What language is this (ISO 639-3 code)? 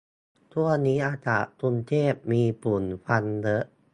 tha